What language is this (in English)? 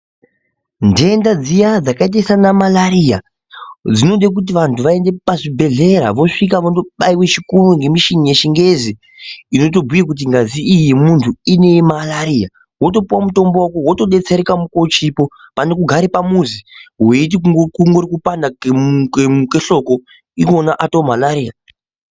Ndau